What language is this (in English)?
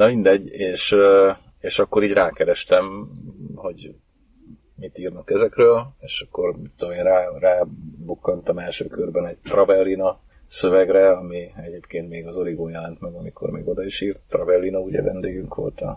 Hungarian